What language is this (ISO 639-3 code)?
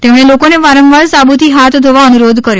guj